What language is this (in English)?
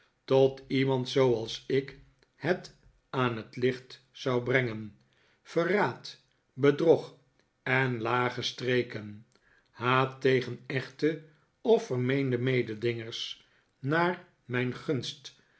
Dutch